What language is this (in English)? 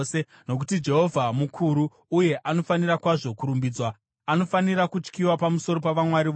Shona